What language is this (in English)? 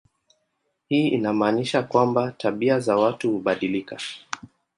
Swahili